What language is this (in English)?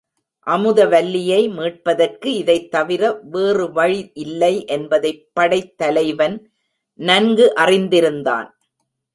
Tamil